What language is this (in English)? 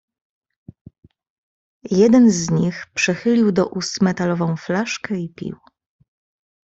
Polish